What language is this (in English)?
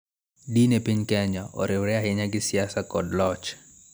Luo (Kenya and Tanzania)